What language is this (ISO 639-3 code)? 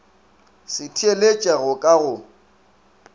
nso